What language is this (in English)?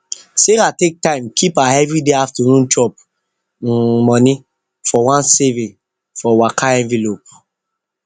Nigerian Pidgin